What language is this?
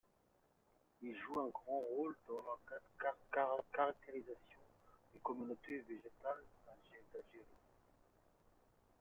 French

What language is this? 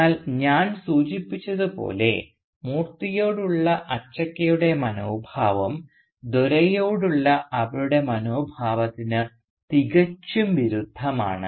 Malayalam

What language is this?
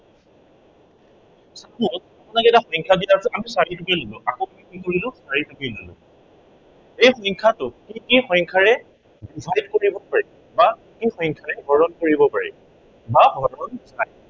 Assamese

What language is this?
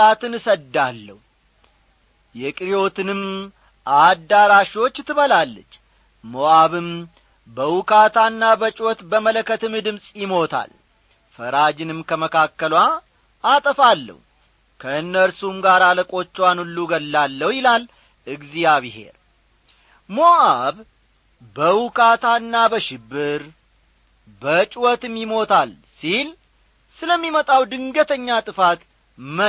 Amharic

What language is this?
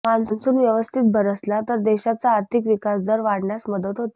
Marathi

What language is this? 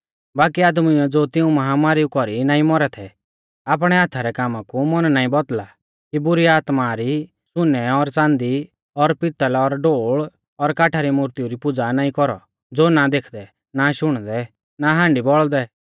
Mahasu Pahari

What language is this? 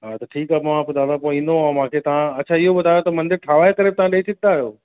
Sindhi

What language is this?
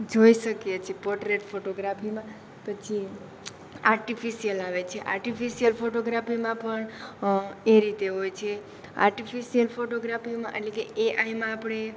Gujarati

